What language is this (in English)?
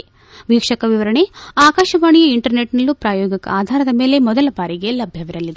Kannada